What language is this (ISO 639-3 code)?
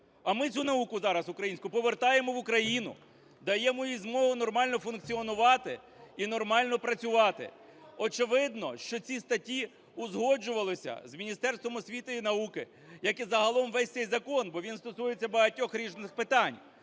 ukr